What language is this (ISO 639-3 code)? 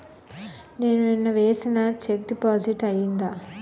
tel